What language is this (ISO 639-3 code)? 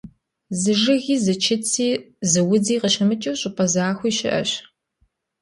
kbd